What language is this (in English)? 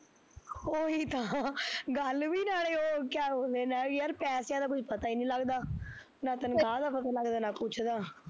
Punjabi